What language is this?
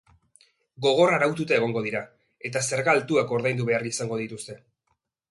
Basque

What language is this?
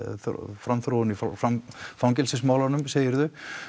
Icelandic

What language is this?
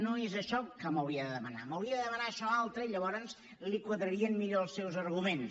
Catalan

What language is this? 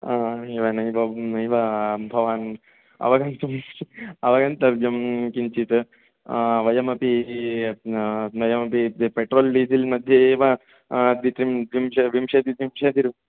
Sanskrit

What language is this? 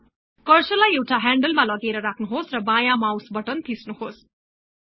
Nepali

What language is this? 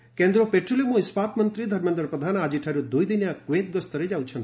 Odia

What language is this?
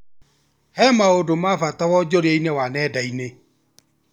Kikuyu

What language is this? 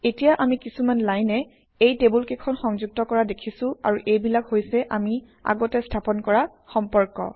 Assamese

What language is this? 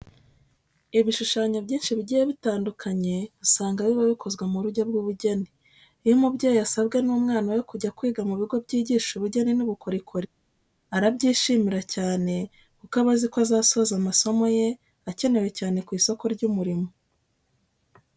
Kinyarwanda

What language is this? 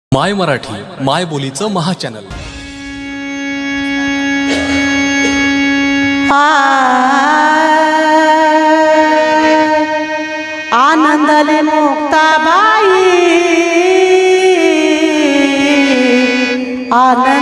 Marathi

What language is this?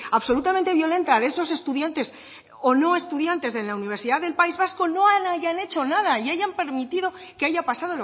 Spanish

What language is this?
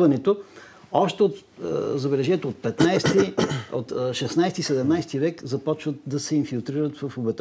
Bulgarian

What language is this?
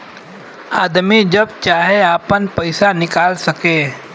Bhojpuri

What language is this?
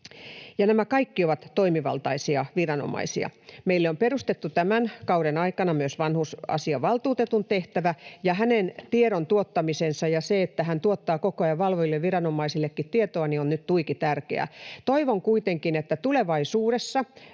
Finnish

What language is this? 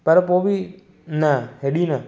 Sindhi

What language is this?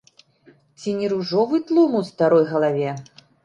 Belarusian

